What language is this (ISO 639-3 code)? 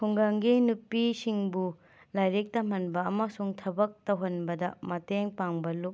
mni